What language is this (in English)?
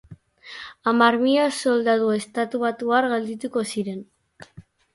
Basque